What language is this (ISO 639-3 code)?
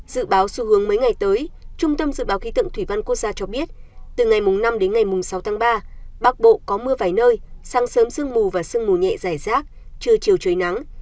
vie